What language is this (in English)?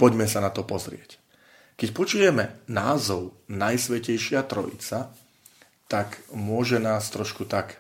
Slovak